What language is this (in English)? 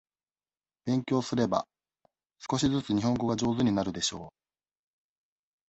Japanese